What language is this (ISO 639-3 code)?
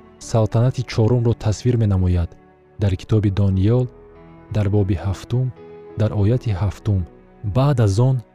fas